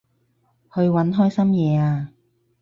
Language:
Cantonese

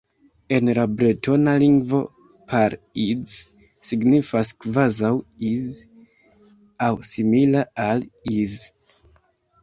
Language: Esperanto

